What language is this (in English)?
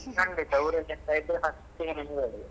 Kannada